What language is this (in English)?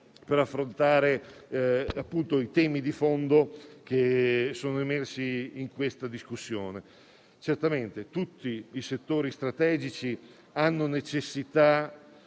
Italian